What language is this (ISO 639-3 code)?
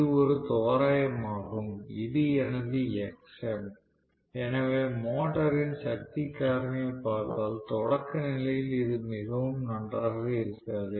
tam